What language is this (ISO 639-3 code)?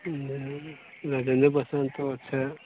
mai